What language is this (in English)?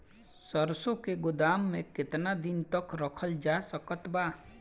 Bhojpuri